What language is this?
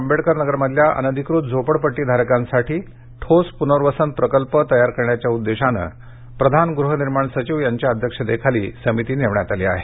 Marathi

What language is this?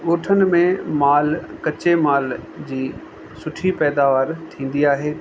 Sindhi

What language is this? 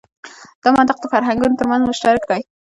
Pashto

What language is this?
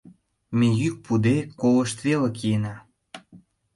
Mari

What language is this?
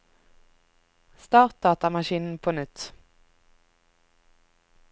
Norwegian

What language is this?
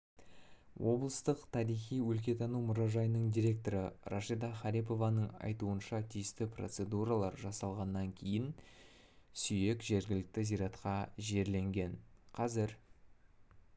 Kazakh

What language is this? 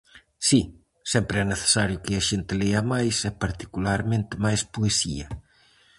Galician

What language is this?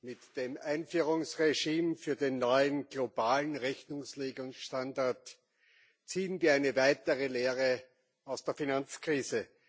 German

